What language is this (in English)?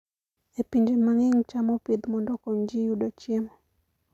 Luo (Kenya and Tanzania)